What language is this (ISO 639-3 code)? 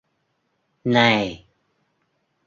vie